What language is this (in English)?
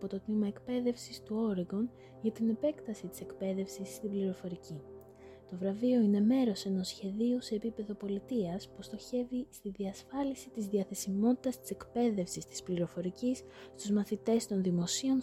Greek